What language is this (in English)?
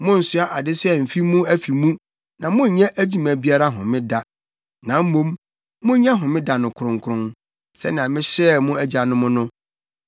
Akan